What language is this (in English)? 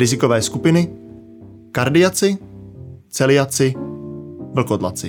Czech